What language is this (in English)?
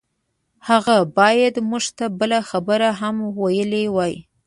Pashto